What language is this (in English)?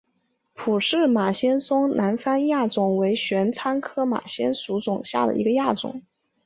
Chinese